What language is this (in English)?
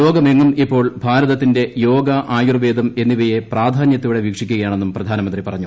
Malayalam